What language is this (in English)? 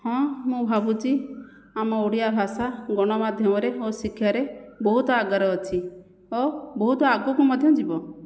Odia